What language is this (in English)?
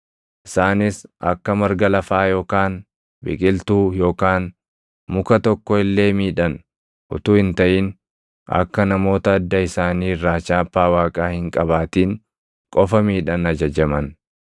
Oromo